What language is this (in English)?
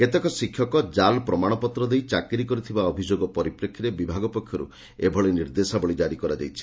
Odia